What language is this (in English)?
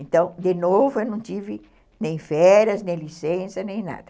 Portuguese